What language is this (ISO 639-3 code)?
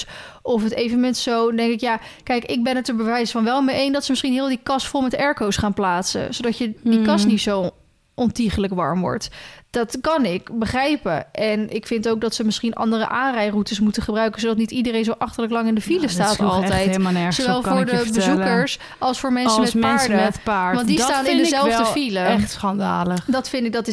nld